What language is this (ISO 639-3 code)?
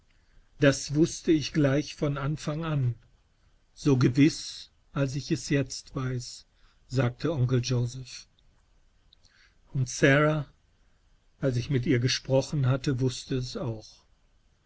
deu